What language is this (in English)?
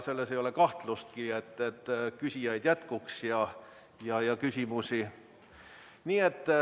Estonian